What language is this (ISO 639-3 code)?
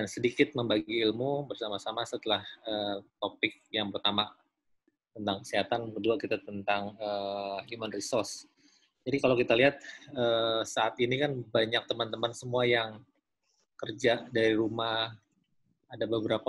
ind